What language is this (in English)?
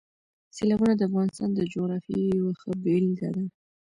Pashto